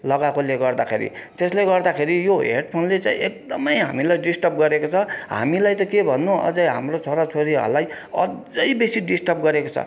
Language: Nepali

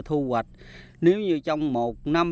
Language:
Vietnamese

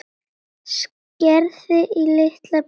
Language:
Icelandic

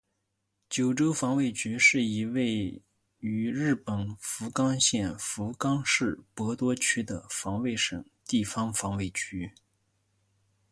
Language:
Chinese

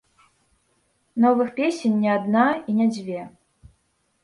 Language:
Belarusian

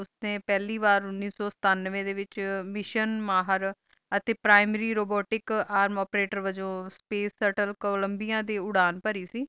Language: Punjabi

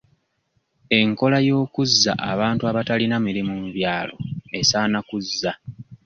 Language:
Ganda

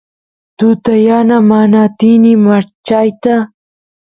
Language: Santiago del Estero Quichua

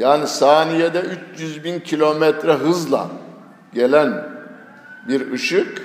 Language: Turkish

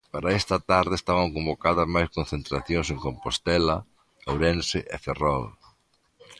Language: Galician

